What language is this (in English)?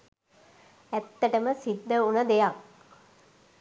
Sinhala